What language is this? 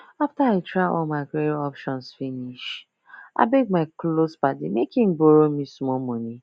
Nigerian Pidgin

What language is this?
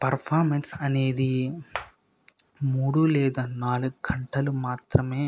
Telugu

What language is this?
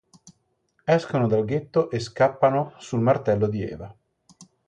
Italian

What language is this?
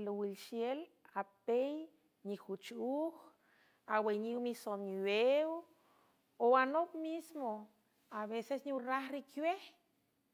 San Francisco Del Mar Huave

